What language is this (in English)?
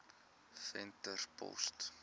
Afrikaans